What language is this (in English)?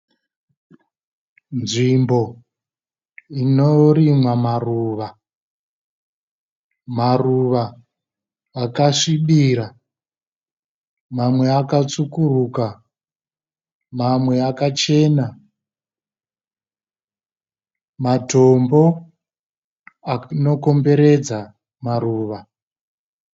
Shona